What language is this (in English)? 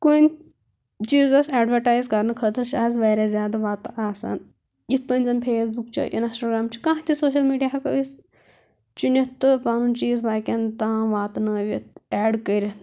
Kashmiri